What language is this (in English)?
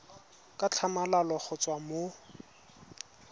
Tswana